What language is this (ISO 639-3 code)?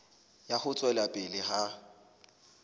sot